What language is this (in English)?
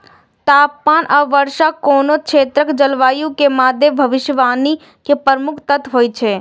Maithili